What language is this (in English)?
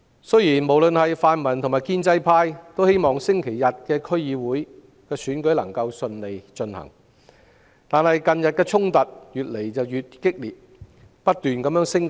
Cantonese